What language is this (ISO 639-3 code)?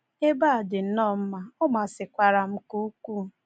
ibo